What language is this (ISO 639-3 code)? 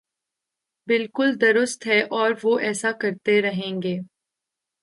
urd